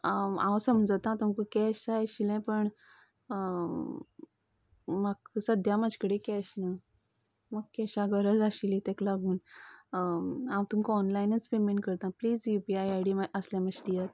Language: Konkani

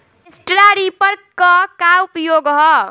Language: Bhojpuri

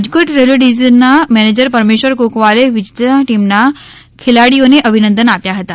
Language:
Gujarati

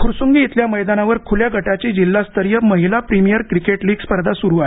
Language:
Marathi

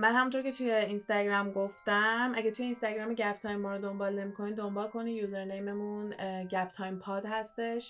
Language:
Persian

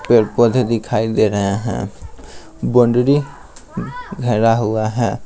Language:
Hindi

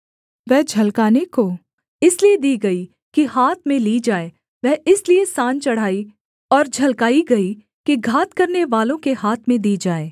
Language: Hindi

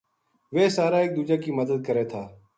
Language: Gujari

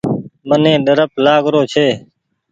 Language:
Goaria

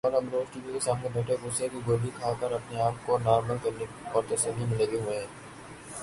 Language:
Urdu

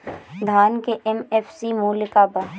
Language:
Bhojpuri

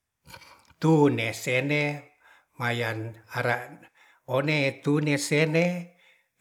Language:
Ratahan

